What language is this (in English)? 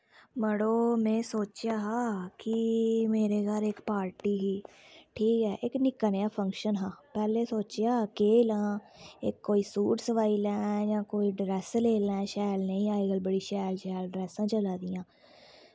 Dogri